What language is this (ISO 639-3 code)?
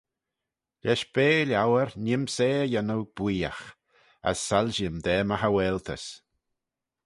glv